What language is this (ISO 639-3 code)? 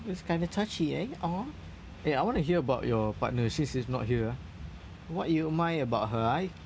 eng